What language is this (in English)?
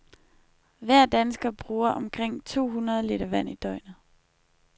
Danish